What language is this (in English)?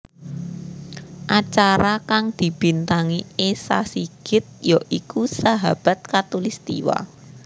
Javanese